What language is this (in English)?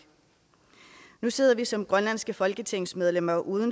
Danish